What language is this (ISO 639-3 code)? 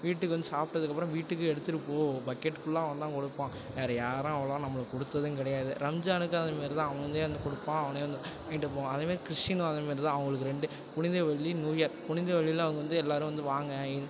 tam